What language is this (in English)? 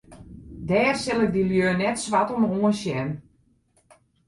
Western Frisian